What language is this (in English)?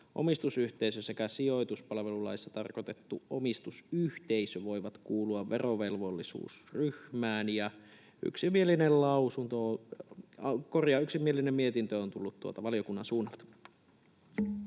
Finnish